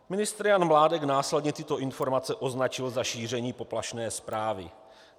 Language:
Czech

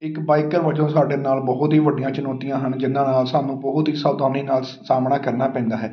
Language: Punjabi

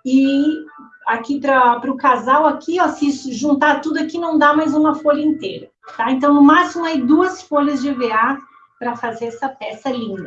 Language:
Portuguese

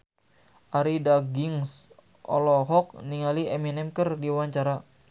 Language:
Sundanese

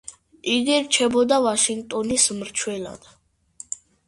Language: Georgian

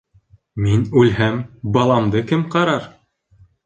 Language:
Bashkir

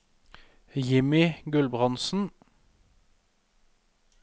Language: Norwegian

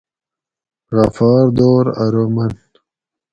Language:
Gawri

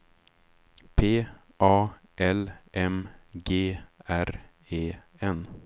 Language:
Swedish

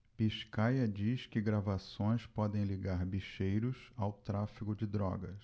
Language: Portuguese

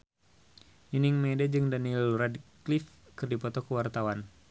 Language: Sundanese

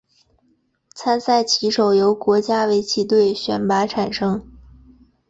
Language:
Chinese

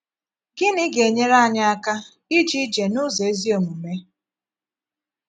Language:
Igbo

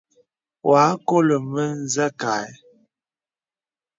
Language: Bebele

